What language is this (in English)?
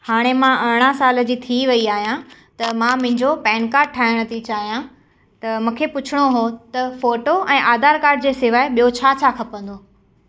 Sindhi